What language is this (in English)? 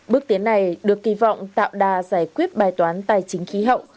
Vietnamese